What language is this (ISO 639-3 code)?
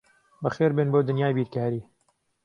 ckb